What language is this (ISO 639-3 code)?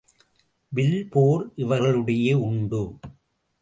tam